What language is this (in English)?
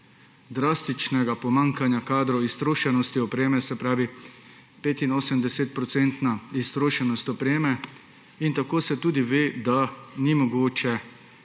Slovenian